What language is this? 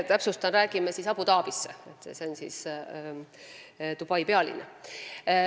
Estonian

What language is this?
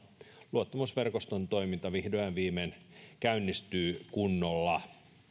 Finnish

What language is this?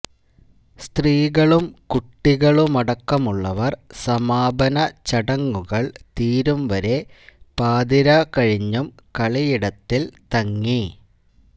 Malayalam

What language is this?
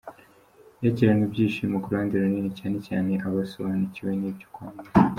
Kinyarwanda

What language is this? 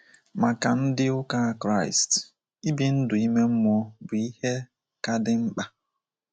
Igbo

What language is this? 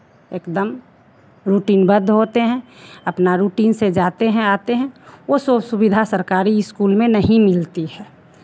Hindi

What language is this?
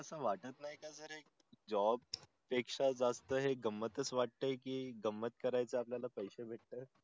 Marathi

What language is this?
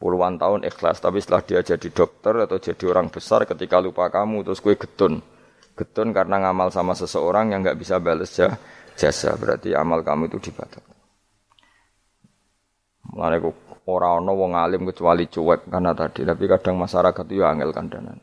Malay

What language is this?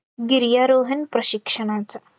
Marathi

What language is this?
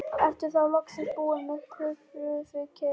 Icelandic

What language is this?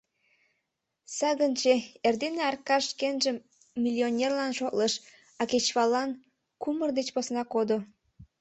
Mari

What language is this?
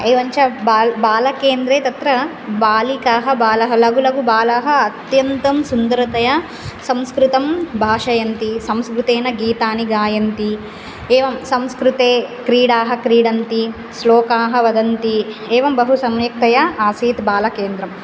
Sanskrit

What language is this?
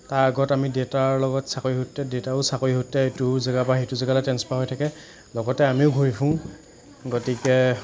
Assamese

